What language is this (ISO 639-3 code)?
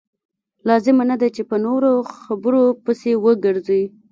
pus